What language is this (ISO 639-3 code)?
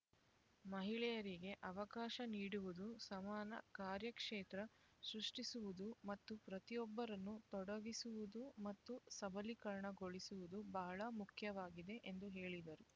kan